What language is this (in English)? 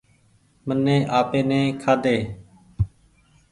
Goaria